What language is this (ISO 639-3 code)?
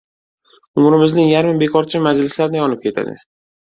uzb